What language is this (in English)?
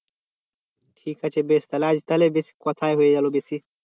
Bangla